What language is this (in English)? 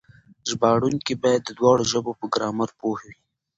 Pashto